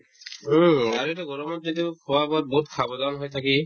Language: Assamese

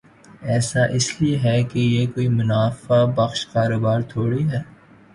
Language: Urdu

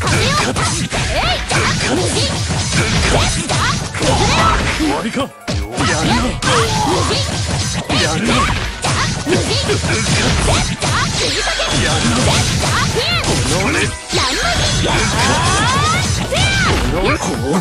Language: Japanese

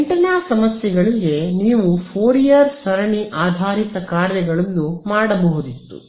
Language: Kannada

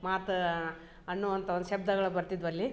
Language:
Kannada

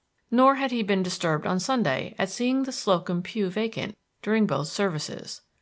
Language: English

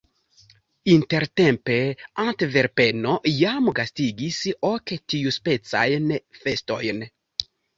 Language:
Esperanto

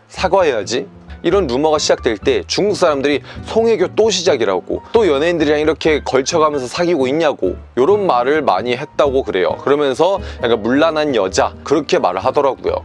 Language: Korean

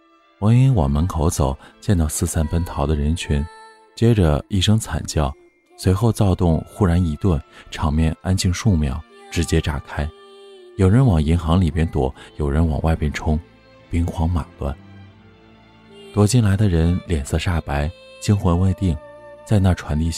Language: Chinese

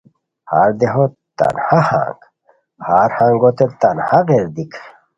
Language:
Khowar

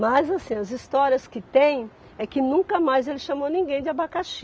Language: Portuguese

